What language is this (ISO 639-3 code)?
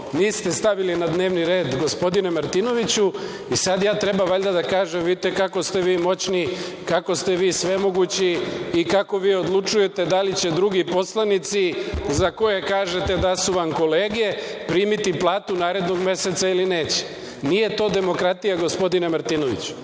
srp